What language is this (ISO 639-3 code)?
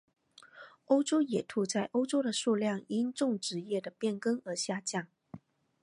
zho